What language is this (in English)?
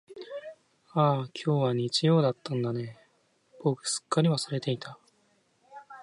Japanese